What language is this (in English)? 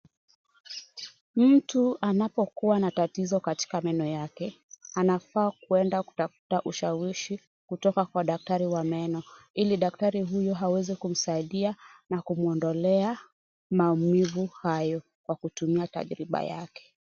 Swahili